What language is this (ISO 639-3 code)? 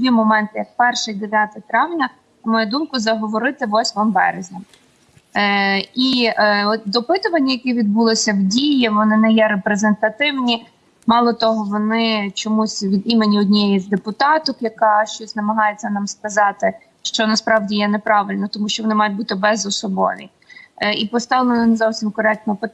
ukr